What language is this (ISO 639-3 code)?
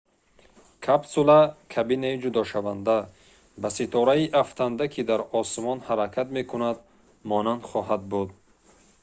tgk